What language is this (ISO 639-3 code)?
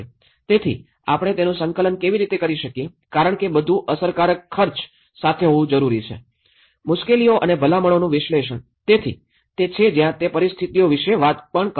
guj